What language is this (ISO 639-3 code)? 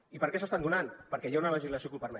cat